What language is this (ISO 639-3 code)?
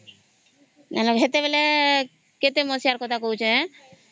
ori